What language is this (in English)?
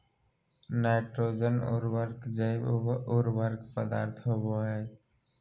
Magahi